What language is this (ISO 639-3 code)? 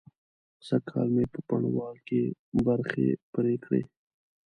pus